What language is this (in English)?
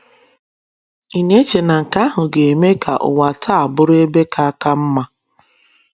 Igbo